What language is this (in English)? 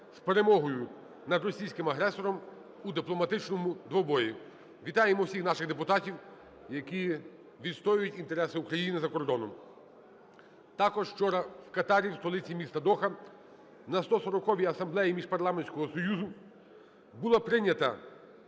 Ukrainian